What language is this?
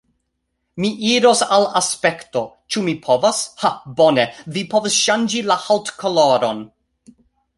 Esperanto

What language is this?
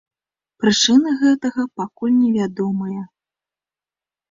Belarusian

